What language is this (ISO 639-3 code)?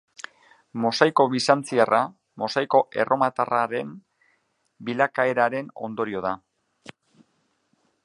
eus